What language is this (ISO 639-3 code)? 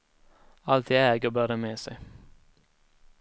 swe